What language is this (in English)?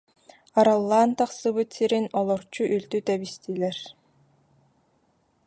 Yakut